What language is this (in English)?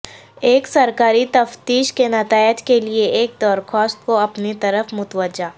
Urdu